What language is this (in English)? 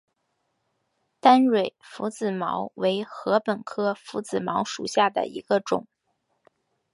Chinese